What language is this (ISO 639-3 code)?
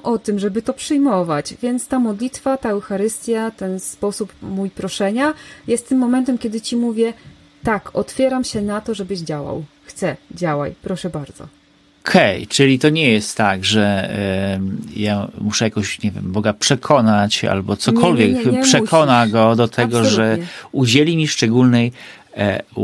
pol